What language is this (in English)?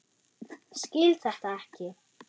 Icelandic